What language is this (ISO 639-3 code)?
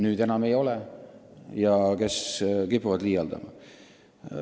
est